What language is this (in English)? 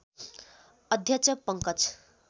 Nepali